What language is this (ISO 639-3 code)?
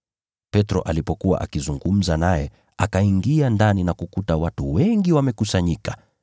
swa